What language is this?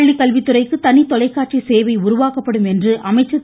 Tamil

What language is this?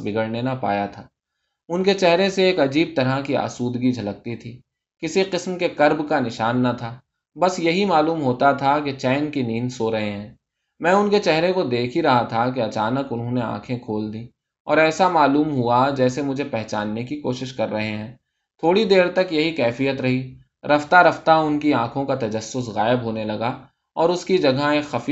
Urdu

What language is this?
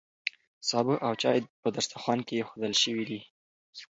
Pashto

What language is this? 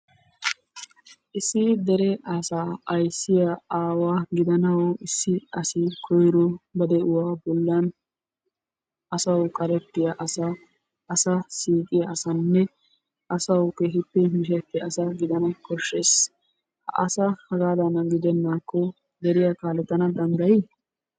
Wolaytta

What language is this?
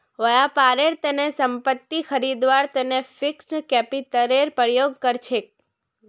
Magahi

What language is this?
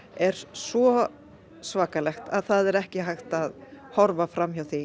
Icelandic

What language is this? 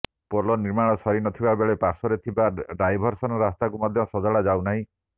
Odia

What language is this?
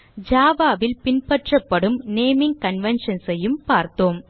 Tamil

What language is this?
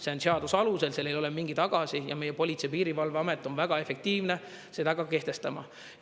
Estonian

